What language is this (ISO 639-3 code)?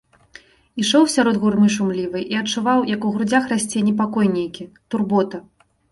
bel